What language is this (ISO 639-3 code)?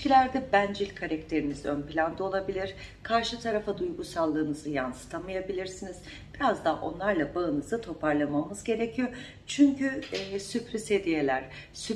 tur